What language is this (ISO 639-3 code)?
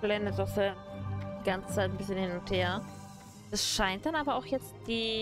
deu